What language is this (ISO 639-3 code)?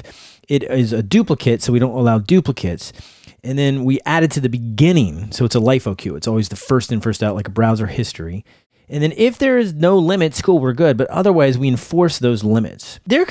eng